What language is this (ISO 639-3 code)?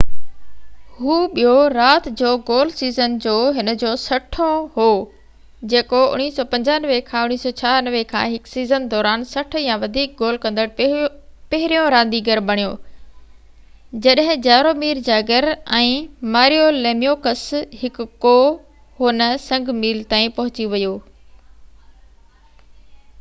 snd